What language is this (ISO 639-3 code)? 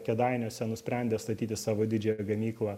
lit